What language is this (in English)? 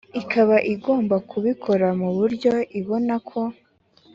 Kinyarwanda